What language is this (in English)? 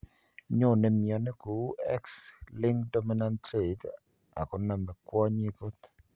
Kalenjin